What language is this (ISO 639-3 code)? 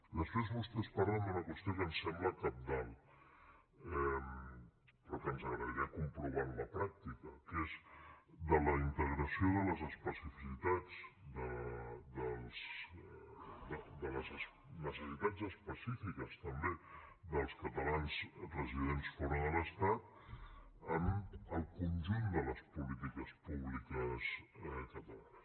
cat